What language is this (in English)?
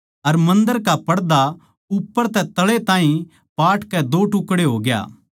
Haryanvi